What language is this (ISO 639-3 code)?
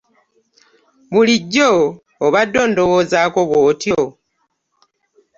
lug